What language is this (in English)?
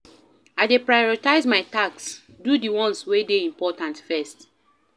Nigerian Pidgin